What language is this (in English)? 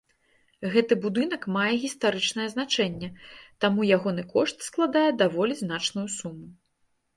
Belarusian